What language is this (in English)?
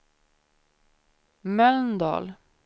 Swedish